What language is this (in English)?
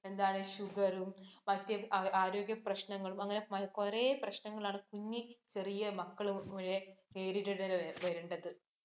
Malayalam